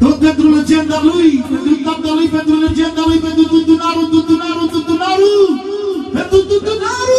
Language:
Romanian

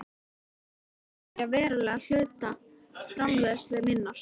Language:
Icelandic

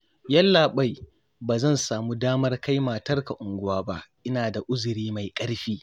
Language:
Hausa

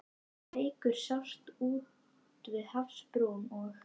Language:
Icelandic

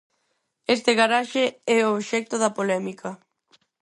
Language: Galician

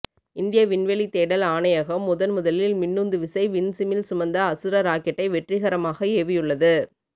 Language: Tamil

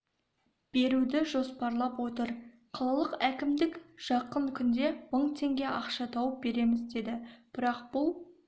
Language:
Kazakh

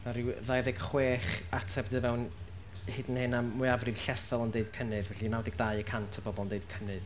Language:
Welsh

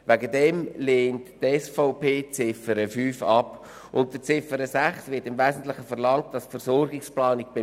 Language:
Swiss German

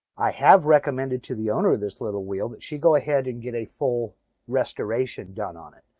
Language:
English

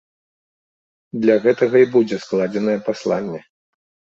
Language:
Belarusian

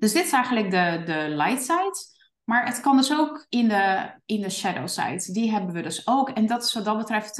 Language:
Dutch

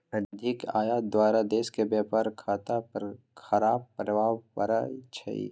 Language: Magahi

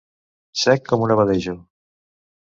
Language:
Catalan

